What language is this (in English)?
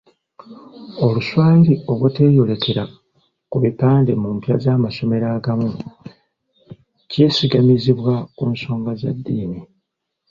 Ganda